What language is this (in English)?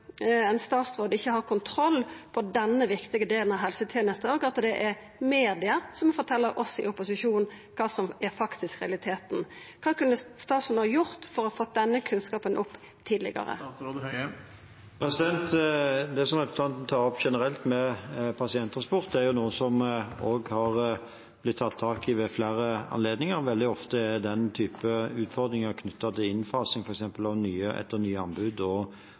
Norwegian